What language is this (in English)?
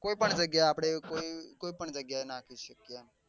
Gujarati